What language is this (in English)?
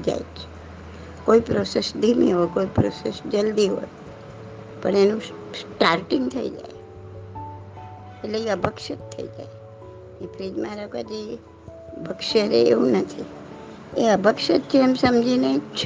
Gujarati